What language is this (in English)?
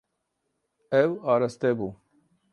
Kurdish